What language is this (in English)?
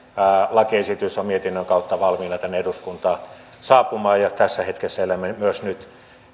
Finnish